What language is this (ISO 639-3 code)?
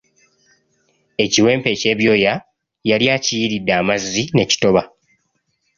lug